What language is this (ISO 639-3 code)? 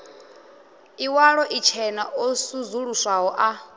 ven